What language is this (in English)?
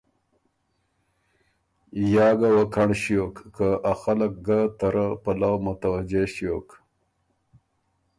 Ormuri